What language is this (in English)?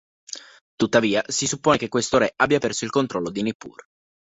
Italian